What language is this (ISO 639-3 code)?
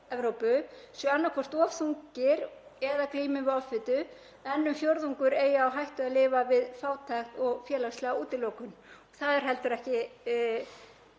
isl